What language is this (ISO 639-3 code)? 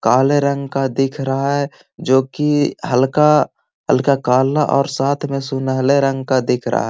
mag